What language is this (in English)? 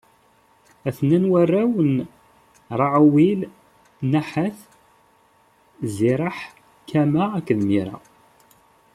Kabyle